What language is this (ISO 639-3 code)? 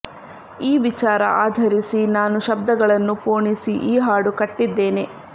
kan